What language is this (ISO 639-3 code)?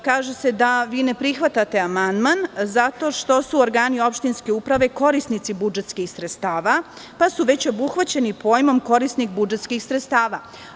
srp